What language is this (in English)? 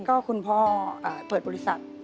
Thai